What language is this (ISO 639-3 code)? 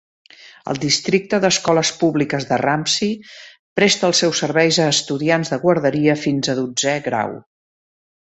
cat